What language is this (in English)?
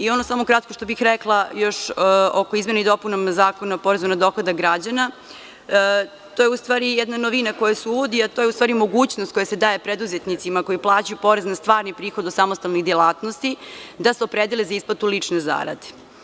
Serbian